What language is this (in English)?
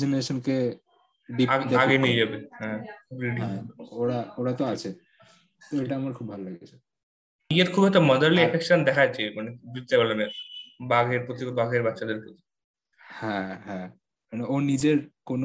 Bangla